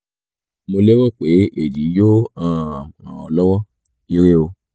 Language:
Yoruba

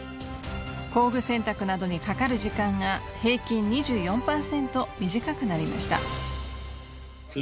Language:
Japanese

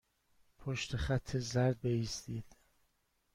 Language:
Persian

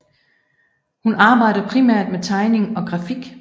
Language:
Danish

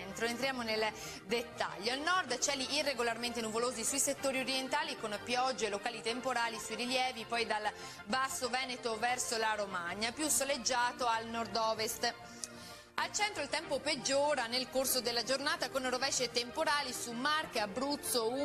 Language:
Italian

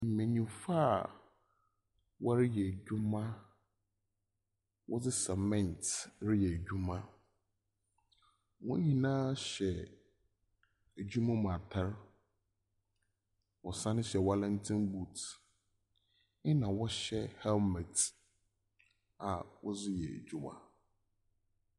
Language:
Akan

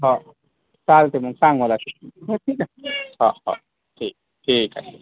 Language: Marathi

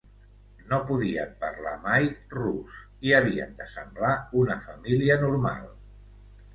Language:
Catalan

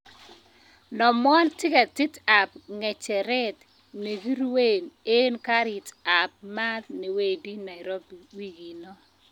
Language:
Kalenjin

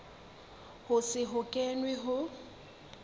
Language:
Southern Sotho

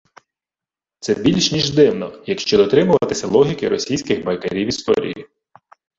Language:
Ukrainian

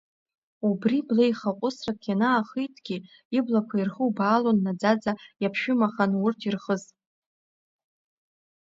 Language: Abkhazian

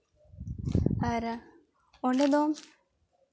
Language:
Santali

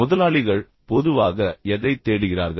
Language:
Tamil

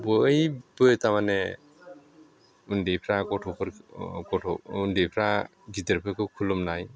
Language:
Bodo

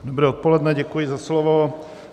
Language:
Czech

